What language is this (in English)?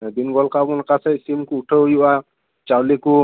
Santali